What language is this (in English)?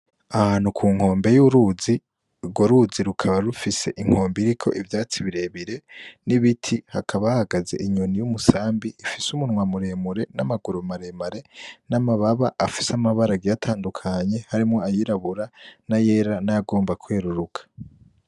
Rundi